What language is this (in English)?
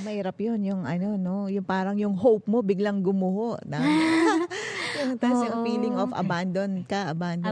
Filipino